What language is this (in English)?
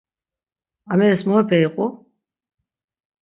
Laz